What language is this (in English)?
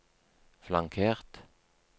Norwegian